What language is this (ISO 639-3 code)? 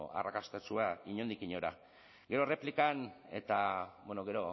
eus